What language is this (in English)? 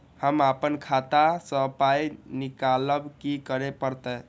Maithili